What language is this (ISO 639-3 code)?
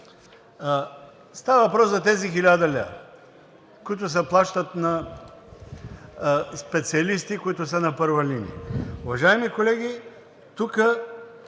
bul